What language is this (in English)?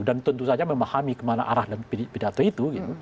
Indonesian